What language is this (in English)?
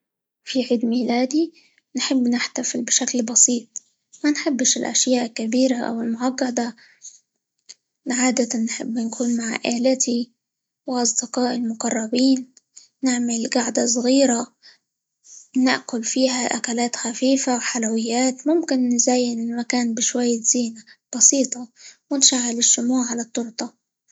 Libyan Arabic